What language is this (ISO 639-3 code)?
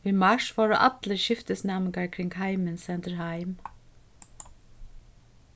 fao